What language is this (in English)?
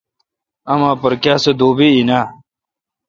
Kalkoti